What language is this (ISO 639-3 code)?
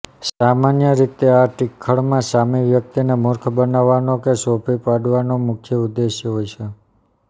guj